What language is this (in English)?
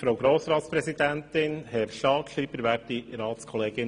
Swiss German